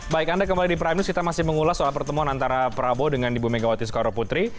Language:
Indonesian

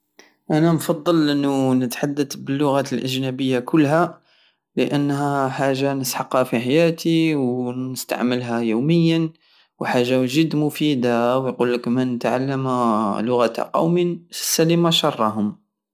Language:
Algerian Saharan Arabic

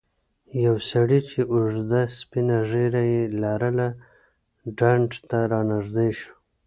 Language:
Pashto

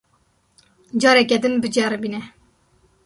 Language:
Kurdish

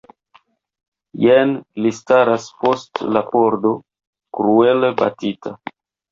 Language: Esperanto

